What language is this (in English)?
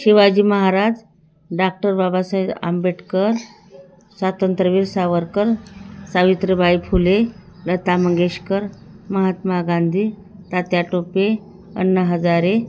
Marathi